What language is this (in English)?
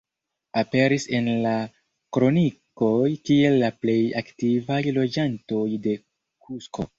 Esperanto